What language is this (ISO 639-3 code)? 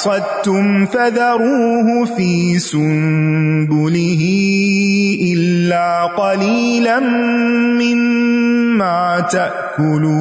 urd